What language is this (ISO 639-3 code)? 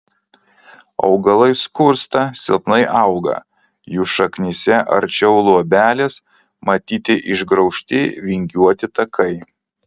lit